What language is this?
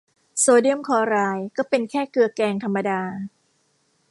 Thai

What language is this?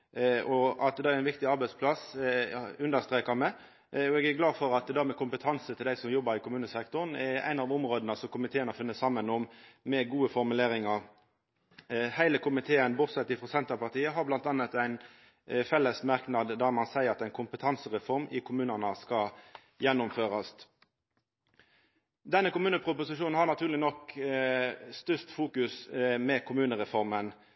Norwegian Nynorsk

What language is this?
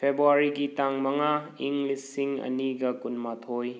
Manipuri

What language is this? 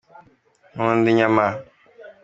Kinyarwanda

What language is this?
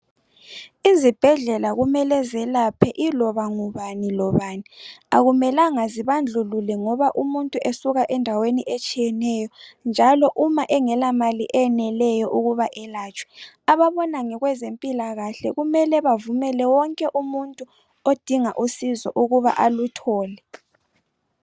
North Ndebele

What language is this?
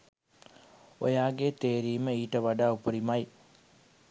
Sinhala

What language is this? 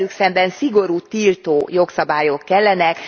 Hungarian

